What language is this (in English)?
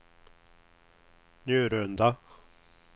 Swedish